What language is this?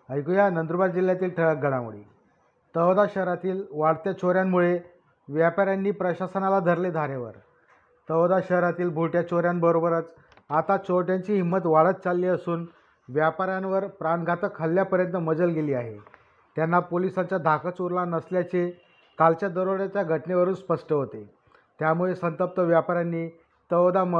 Marathi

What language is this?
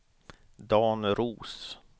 Swedish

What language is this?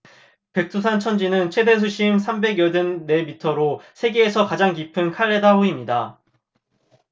Korean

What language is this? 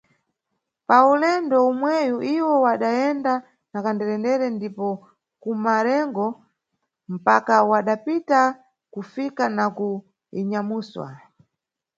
Nyungwe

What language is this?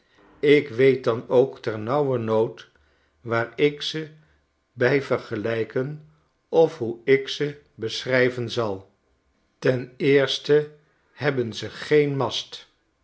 Dutch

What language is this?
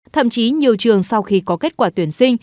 Vietnamese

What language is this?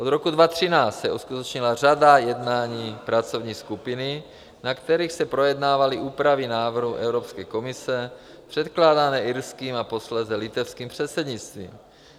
Czech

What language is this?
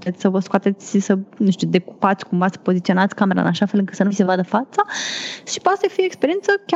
Romanian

